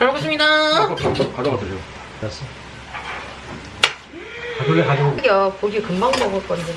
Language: Korean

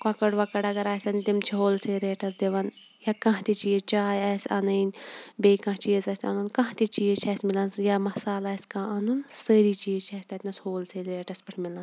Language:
Kashmiri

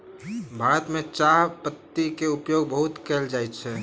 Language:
Maithili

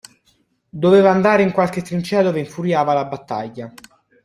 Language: Italian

